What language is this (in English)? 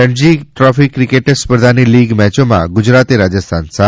Gujarati